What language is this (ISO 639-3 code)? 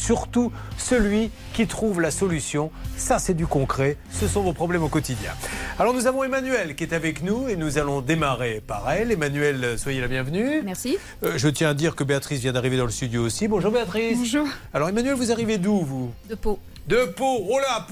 fra